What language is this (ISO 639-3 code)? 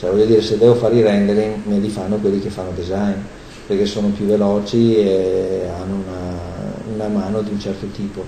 ita